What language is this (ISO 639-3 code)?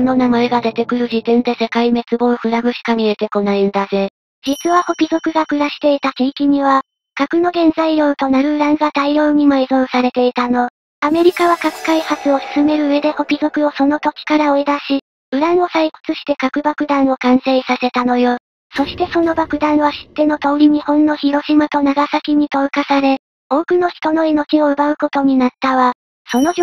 jpn